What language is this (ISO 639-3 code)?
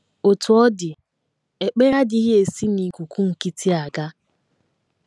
ibo